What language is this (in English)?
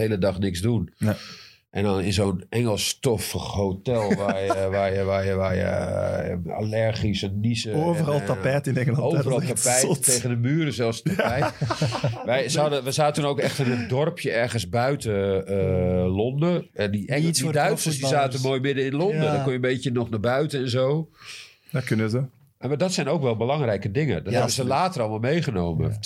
Dutch